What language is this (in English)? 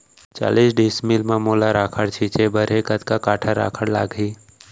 Chhattisgarhi